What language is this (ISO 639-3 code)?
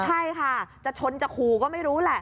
tha